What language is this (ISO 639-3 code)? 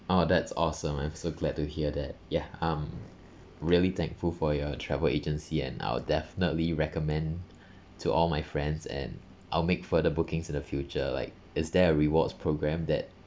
eng